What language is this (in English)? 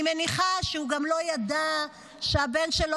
Hebrew